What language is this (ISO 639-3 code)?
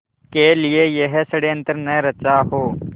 hin